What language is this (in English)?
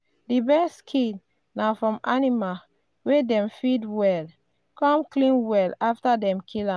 Nigerian Pidgin